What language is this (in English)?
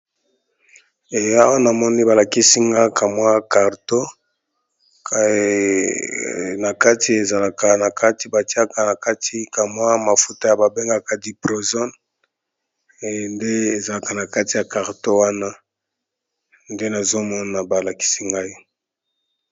Lingala